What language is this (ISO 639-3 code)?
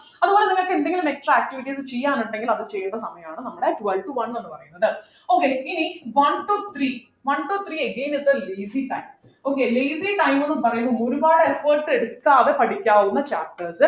mal